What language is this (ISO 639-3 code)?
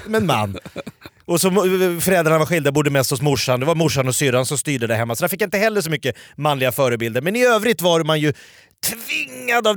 swe